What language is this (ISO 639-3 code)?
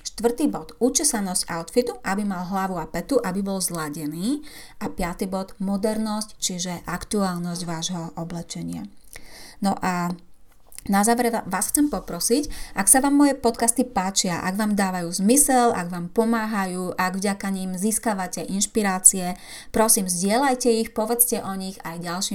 slk